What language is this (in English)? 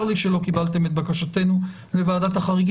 Hebrew